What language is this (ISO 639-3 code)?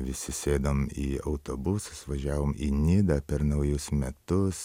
lit